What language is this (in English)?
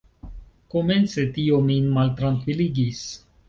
Esperanto